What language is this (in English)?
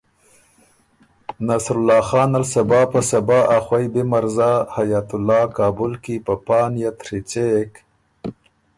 Ormuri